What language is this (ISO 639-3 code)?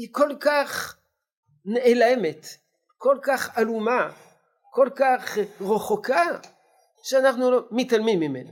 heb